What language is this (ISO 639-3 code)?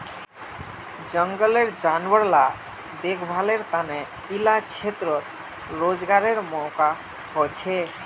mag